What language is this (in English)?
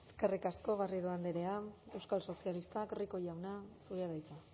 Basque